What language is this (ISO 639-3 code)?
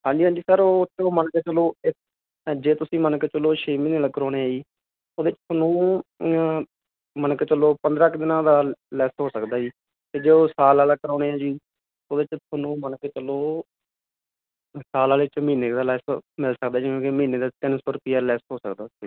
pan